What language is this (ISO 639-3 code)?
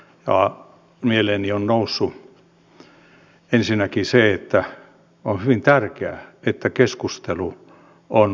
fin